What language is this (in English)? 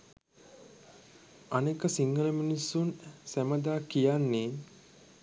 Sinhala